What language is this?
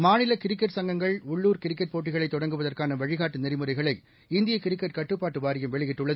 Tamil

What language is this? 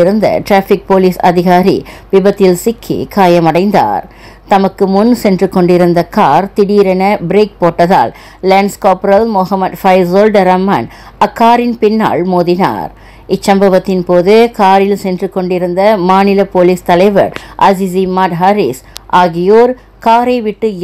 Tamil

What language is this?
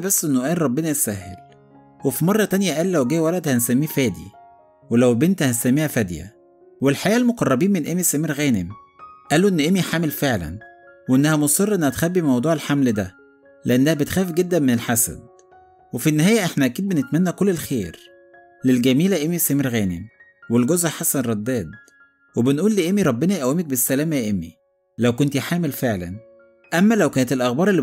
Arabic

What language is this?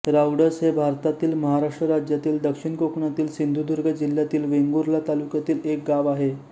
Marathi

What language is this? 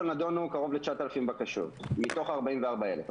Hebrew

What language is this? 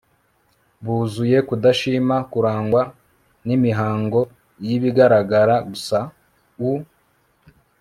Kinyarwanda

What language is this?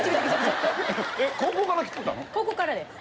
Japanese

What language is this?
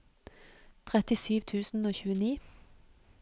Norwegian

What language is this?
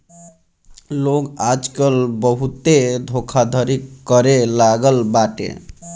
Bhojpuri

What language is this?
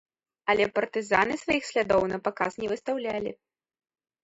Belarusian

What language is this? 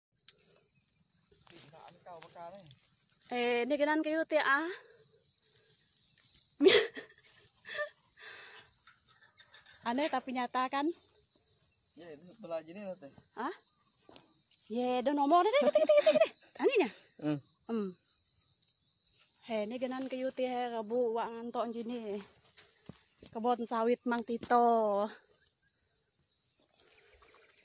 Indonesian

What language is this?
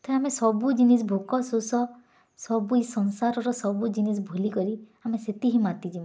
Odia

